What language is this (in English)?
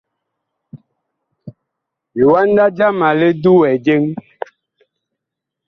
Bakoko